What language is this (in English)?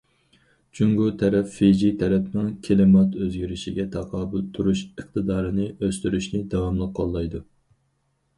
Uyghur